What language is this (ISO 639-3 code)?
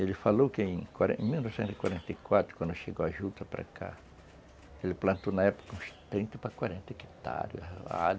por